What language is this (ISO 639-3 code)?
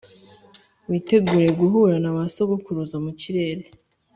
kin